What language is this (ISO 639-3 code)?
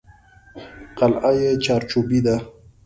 pus